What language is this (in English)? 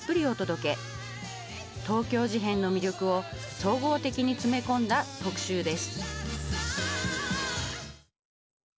Japanese